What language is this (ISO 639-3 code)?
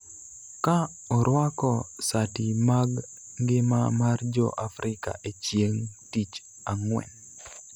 luo